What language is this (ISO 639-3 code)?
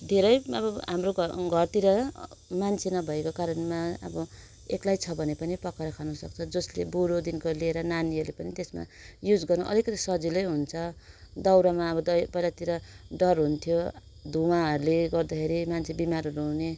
nep